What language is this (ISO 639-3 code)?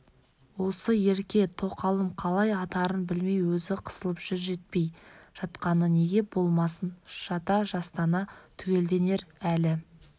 kaz